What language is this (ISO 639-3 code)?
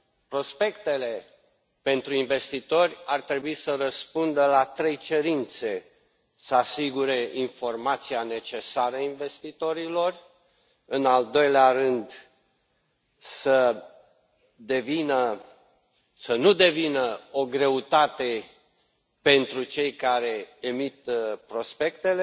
ron